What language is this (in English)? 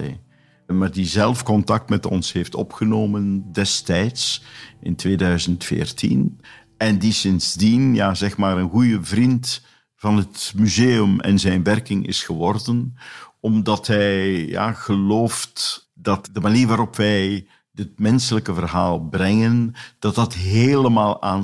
Dutch